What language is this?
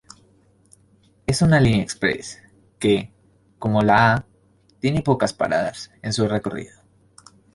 Spanish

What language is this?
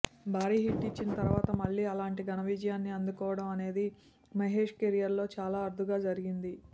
Telugu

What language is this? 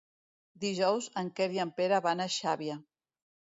Catalan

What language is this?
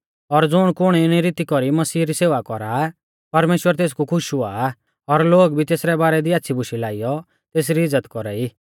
Mahasu Pahari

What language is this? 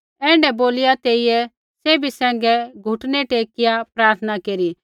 Kullu Pahari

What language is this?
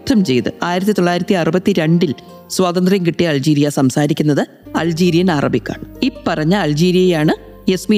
Malayalam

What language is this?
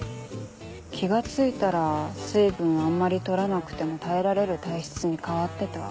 Japanese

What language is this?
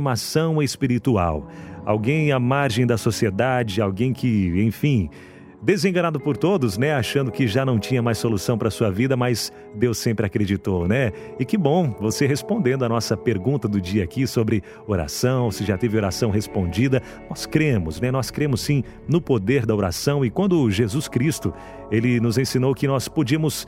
Portuguese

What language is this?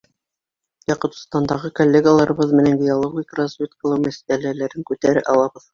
Bashkir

